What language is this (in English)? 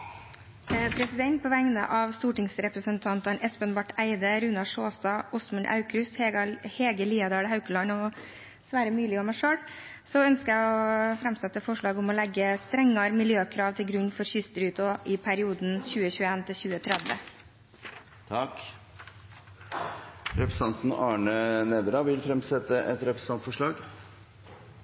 Norwegian